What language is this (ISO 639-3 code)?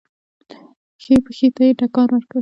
pus